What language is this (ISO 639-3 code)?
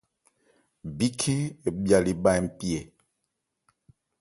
ebr